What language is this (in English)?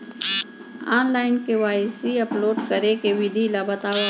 Chhattisgarhi